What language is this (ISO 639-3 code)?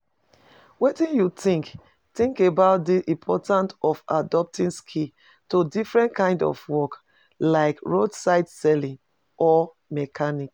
pcm